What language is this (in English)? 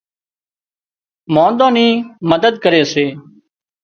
Wadiyara Koli